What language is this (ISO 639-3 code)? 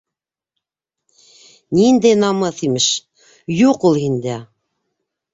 bak